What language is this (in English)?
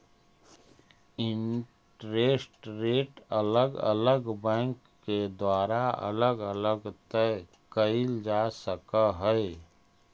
Magahi